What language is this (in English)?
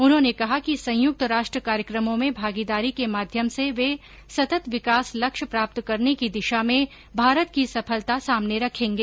Hindi